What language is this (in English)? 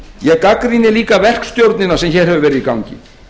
Icelandic